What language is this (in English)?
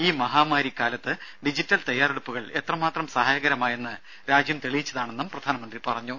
Malayalam